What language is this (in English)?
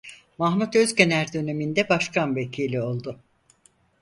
Turkish